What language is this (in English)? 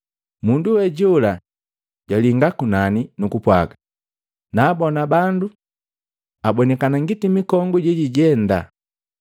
Matengo